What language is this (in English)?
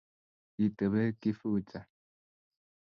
Kalenjin